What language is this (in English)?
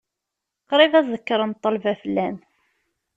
Kabyle